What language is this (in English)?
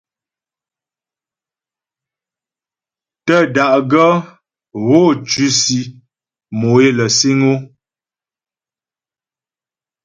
Ghomala